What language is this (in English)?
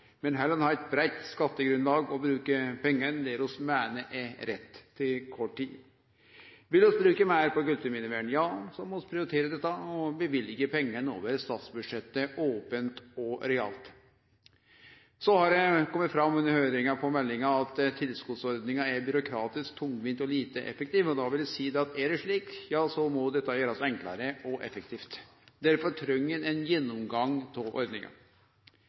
Norwegian Nynorsk